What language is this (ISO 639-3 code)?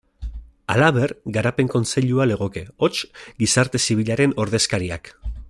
eus